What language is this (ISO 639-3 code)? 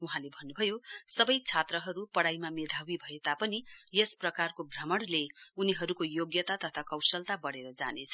nep